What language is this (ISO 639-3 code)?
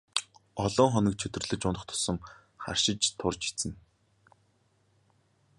mon